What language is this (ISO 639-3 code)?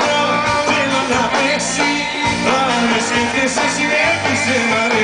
ell